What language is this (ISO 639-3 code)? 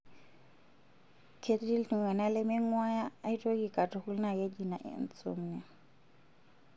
mas